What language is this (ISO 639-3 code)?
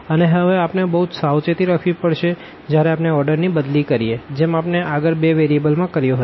guj